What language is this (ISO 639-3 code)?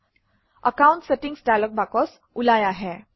asm